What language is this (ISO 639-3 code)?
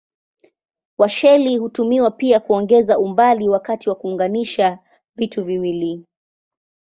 swa